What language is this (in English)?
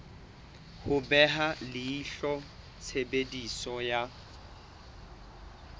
Southern Sotho